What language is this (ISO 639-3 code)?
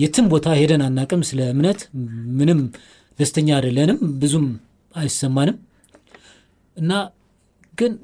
amh